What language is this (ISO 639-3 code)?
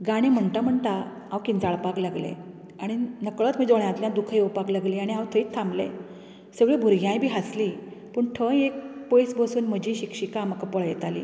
kok